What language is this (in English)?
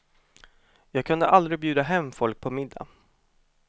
Swedish